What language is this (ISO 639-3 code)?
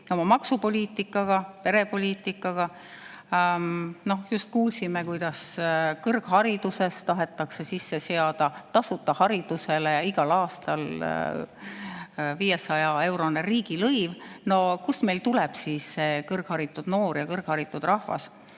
est